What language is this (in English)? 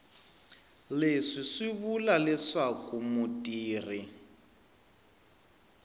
Tsonga